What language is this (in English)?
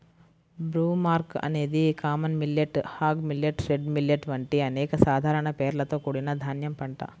Telugu